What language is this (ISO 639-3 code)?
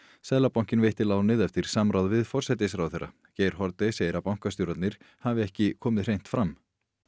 isl